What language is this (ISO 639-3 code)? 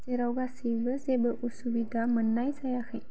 brx